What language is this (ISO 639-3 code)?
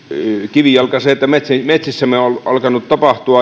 fin